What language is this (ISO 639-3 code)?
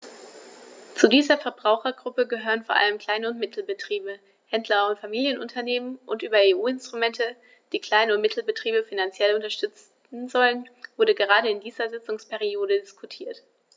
deu